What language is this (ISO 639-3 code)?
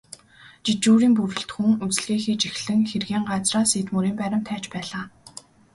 mon